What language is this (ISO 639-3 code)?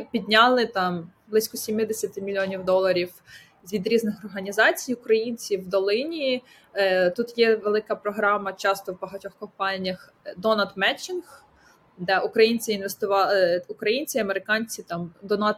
ukr